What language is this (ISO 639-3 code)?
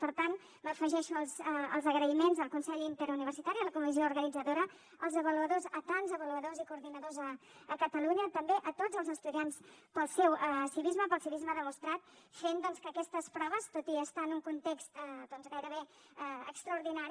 cat